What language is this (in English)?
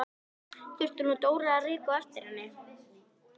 Icelandic